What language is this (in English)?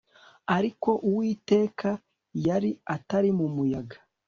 Kinyarwanda